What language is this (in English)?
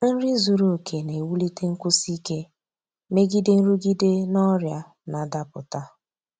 Igbo